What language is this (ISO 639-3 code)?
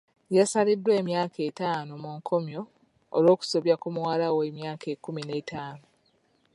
lug